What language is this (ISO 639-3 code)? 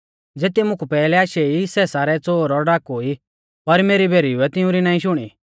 bfz